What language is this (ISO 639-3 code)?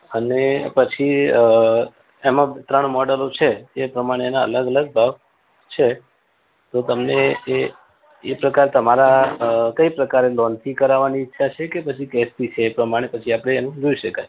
guj